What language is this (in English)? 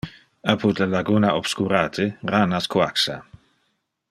Interlingua